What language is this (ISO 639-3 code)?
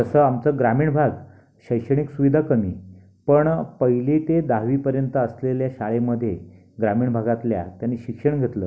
mar